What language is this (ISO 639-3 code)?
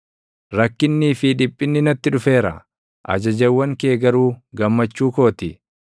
orm